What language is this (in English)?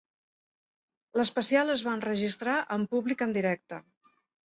Catalan